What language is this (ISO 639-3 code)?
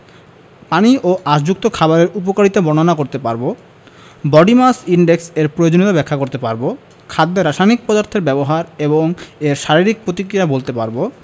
ben